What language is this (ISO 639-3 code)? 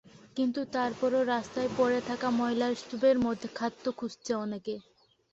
ben